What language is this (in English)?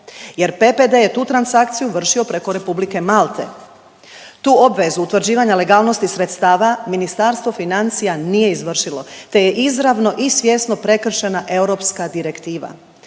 Croatian